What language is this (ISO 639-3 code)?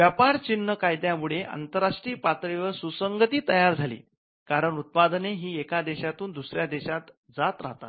mar